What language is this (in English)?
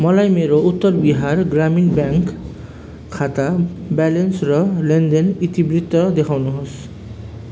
Nepali